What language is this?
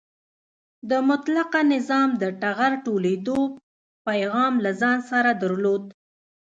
Pashto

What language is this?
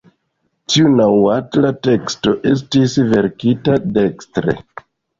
Esperanto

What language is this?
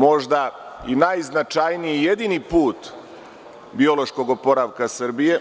Serbian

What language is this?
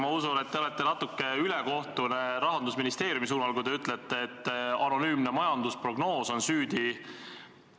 Estonian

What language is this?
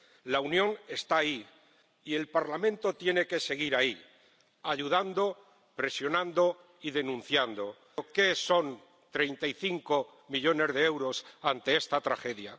Spanish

